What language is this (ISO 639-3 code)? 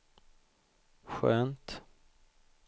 swe